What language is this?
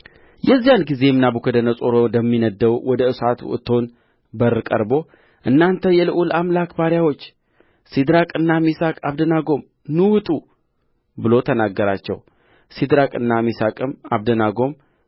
Amharic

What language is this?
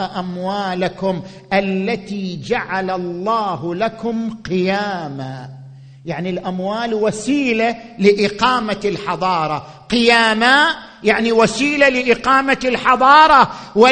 Arabic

